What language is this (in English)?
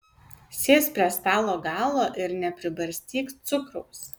Lithuanian